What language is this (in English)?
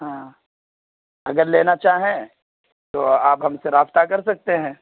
Urdu